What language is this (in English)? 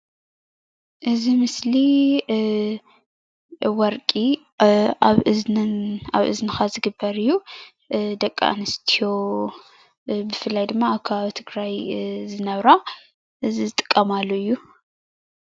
Tigrinya